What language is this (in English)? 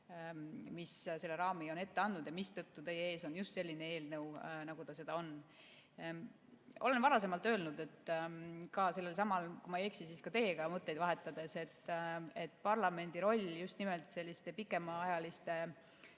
Estonian